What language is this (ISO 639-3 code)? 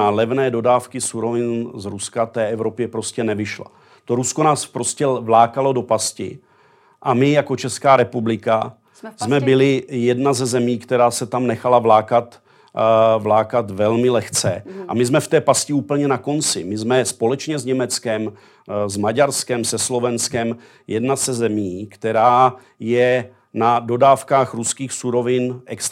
ces